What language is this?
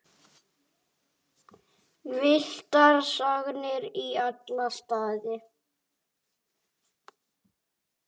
Icelandic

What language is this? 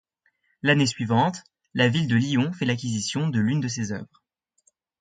French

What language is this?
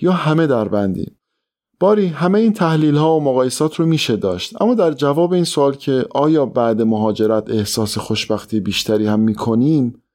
Persian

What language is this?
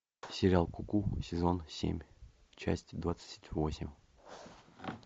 Russian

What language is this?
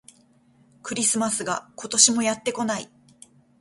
Japanese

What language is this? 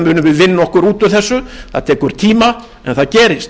Icelandic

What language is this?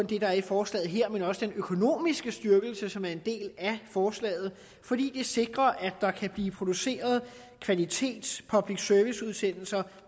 Danish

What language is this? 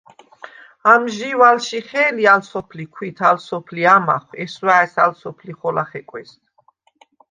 Svan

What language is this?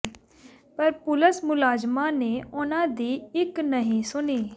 Punjabi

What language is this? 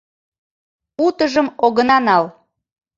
Mari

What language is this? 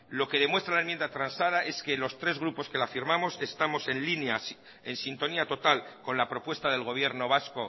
Spanish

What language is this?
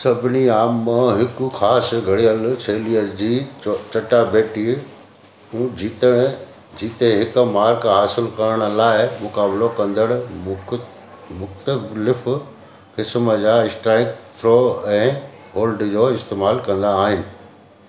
Sindhi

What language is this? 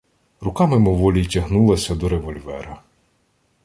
Ukrainian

